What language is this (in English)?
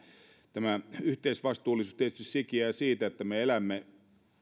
Finnish